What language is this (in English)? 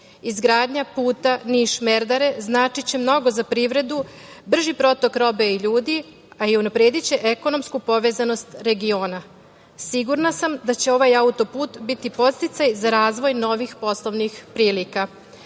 Serbian